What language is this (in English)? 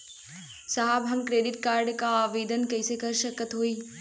Bhojpuri